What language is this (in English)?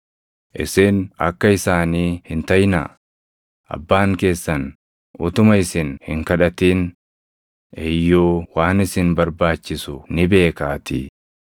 Oromo